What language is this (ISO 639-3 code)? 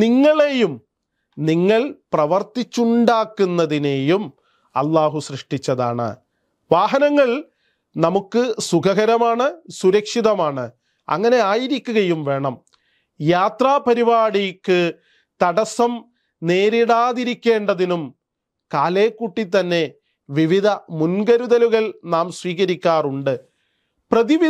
ara